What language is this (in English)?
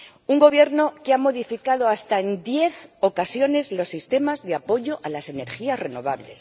Spanish